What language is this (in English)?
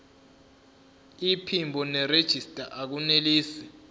Zulu